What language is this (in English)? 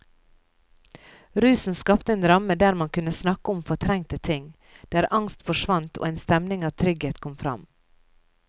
Norwegian